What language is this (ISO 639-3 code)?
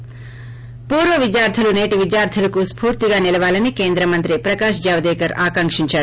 tel